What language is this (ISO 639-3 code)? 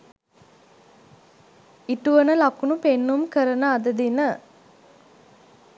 sin